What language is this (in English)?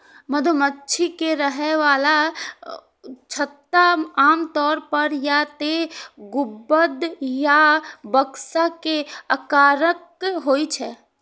Maithili